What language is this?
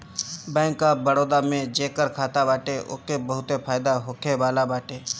Bhojpuri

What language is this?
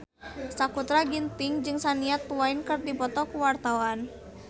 Sundanese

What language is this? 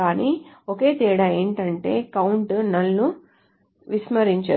Telugu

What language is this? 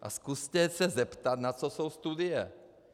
Czech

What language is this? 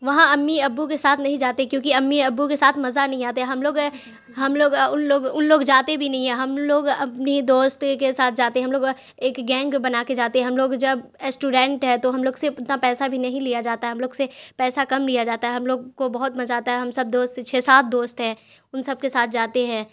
Urdu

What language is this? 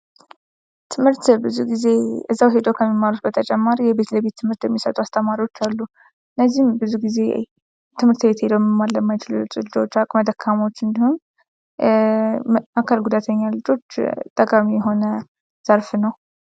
Amharic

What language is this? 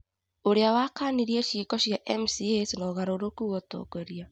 Kikuyu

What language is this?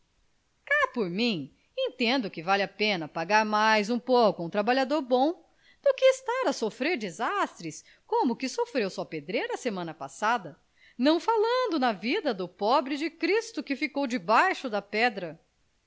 Portuguese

